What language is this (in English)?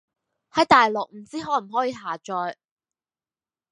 Cantonese